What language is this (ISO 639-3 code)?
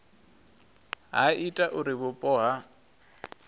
ven